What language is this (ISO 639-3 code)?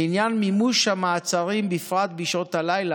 heb